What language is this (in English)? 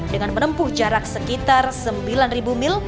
Indonesian